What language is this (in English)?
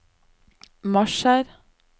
Norwegian